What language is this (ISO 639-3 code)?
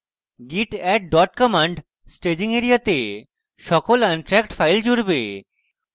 ben